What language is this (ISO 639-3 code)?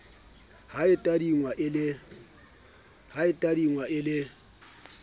sot